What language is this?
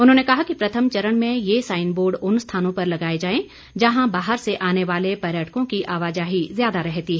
Hindi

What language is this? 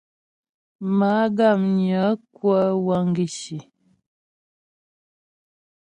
Ghomala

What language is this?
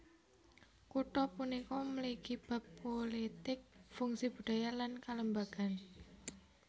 Javanese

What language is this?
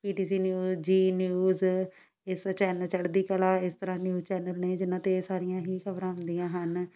Punjabi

